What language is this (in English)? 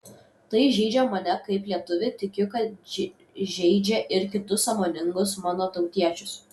Lithuanian